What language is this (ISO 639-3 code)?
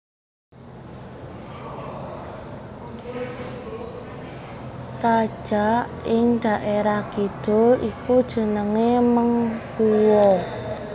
jav